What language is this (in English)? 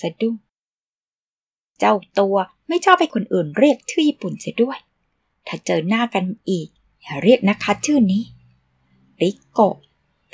Thai